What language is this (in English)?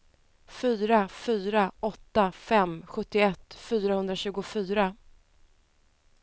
Swedish